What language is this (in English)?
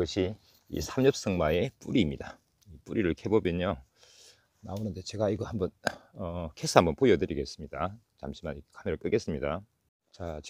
Korean